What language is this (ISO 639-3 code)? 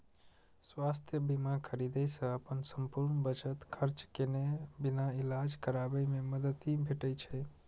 mai